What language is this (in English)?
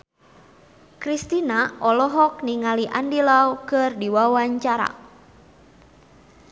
Sundanese